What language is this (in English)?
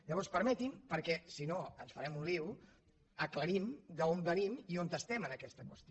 Catalan